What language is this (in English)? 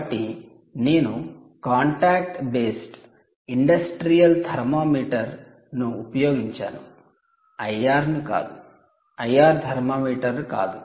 Telugu